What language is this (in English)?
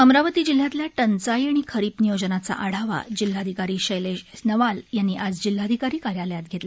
Marathi